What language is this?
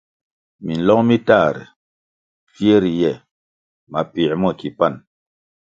Kwasio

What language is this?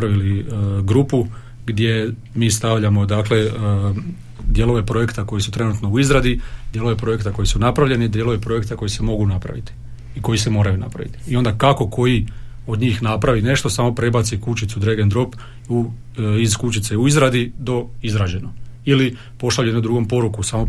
Croatian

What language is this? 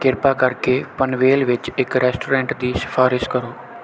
Punjabi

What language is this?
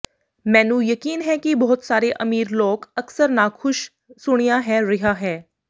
Punjabi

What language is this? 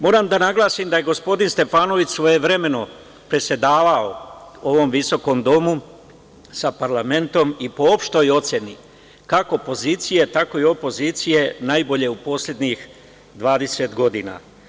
Serbian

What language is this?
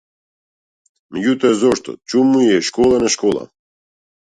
Macedonian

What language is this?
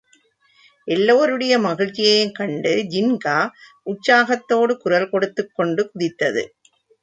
Tamil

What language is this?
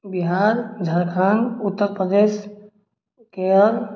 Maithili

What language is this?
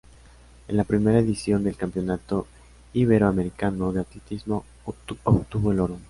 Spanish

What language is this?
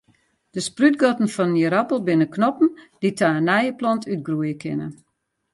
Western Frisian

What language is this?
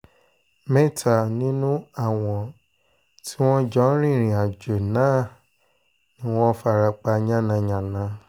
Yoruba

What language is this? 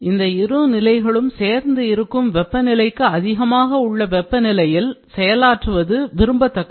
Tamil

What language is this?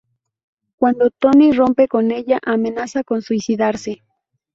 Spanish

